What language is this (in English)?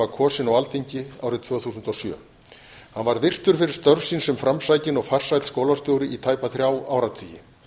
Icelandic